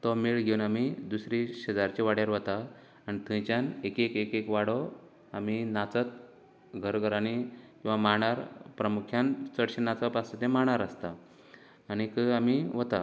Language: Konkani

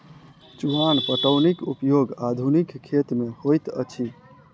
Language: Maithili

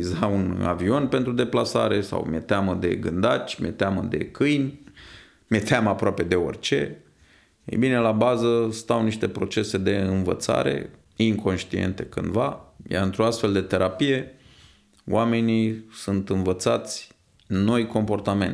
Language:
Romanian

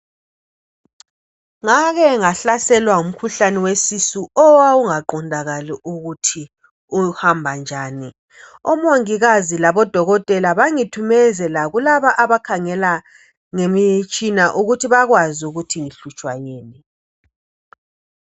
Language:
North Ndebele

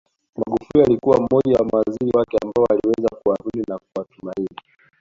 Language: Swahili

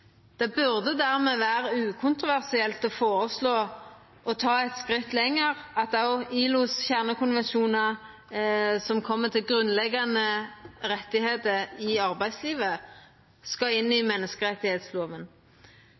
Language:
Norwegian Nynorsk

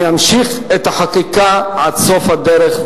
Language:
Hebrew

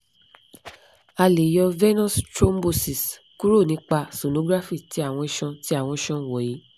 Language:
Yoruba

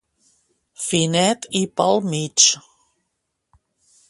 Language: Catalan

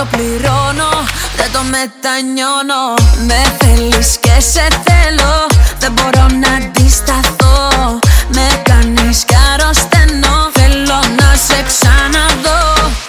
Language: Greek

